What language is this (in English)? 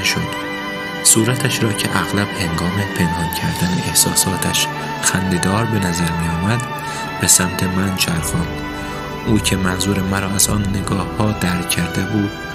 Persian